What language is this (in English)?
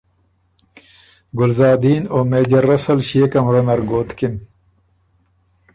Ormuri